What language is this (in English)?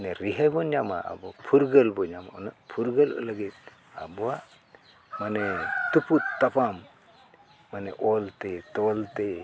Santali